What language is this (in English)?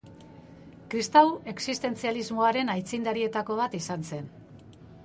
Basque